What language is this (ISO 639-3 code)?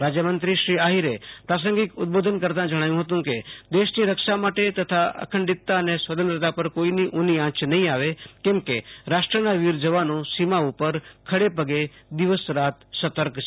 guj